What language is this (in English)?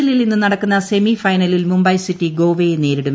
Malayalam